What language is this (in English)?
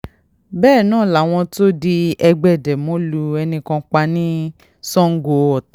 Yoruba